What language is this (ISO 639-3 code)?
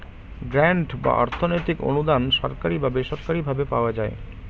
ben